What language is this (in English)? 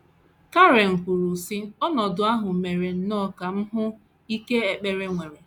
Igbo